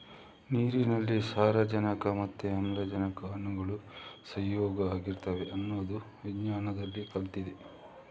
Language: Kannada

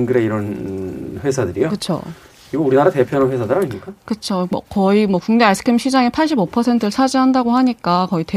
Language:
Korean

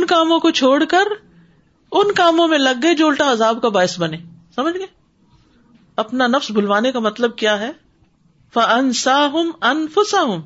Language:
Urdu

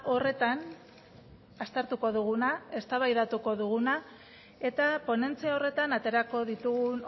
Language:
Basque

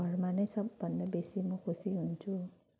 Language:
Nepali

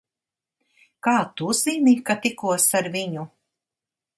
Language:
Latvian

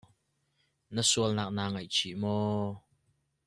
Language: Hakha Chin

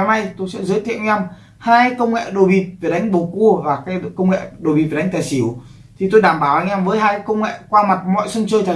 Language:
Vietnamese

